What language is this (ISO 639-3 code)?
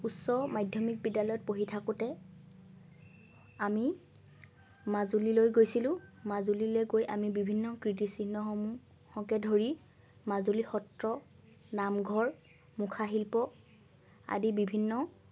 asm